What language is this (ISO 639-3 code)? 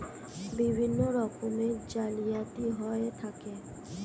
ben